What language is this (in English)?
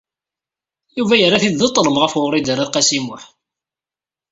Kabyle